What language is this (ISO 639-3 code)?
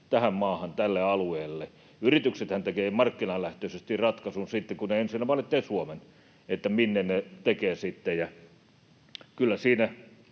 fin